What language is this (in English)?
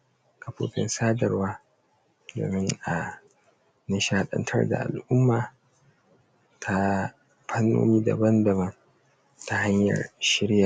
Hausa